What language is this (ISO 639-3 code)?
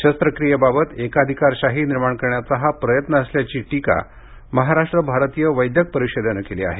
mar